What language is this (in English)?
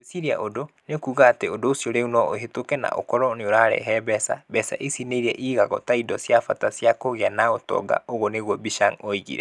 Kikuyu